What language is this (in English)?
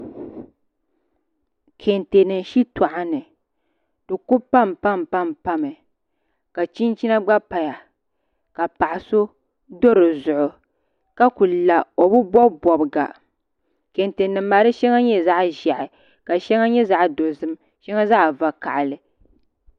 Dagbani